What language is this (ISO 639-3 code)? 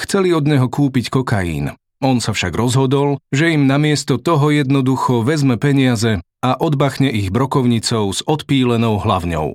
slk